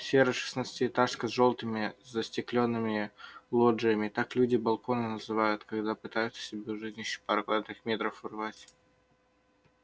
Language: Russian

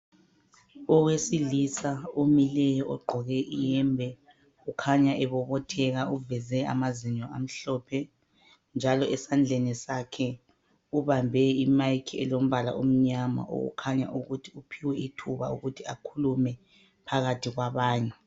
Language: North Ndebele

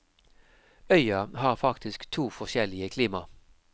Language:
Norwegian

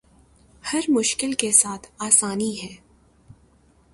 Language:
Urdu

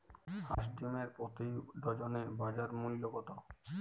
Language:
Bangla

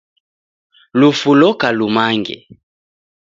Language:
Taita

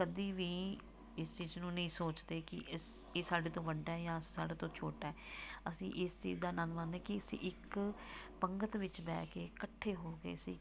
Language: Punjabi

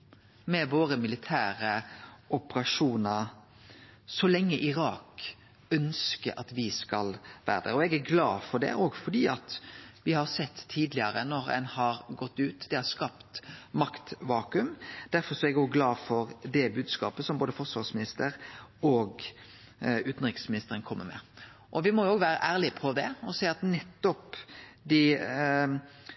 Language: Norwegian Nynorsk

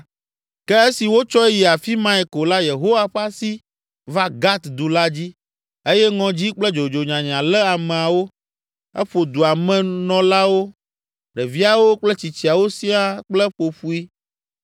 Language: Ewe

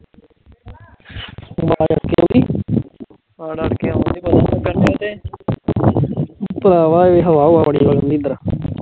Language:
Punjabi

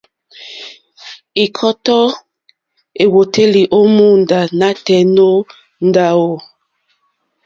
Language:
Mokpwe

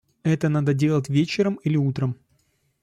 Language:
Russian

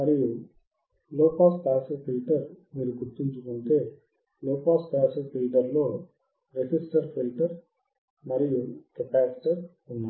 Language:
Telugu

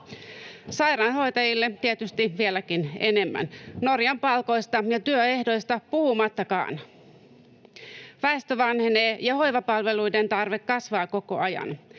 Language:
Finnish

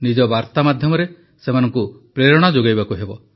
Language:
Odia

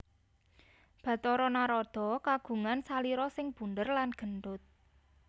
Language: Javanese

